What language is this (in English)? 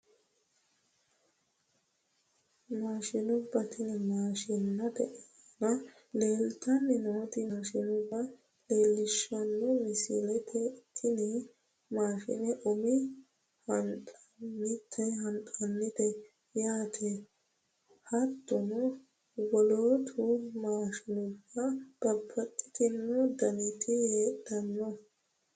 Sidamo